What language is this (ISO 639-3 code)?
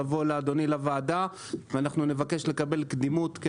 heb